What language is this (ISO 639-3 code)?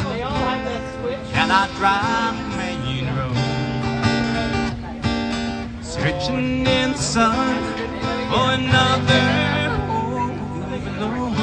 eng